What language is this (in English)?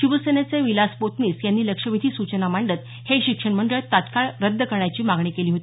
Marathi